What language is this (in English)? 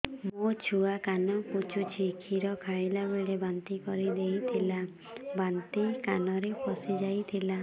Odia